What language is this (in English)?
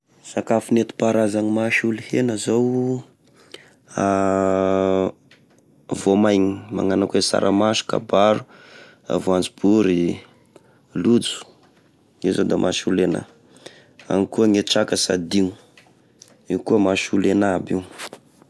Tesaka Malagasy